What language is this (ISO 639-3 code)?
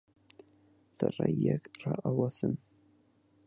ckb